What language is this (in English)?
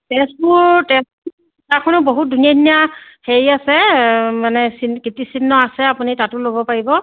Assamese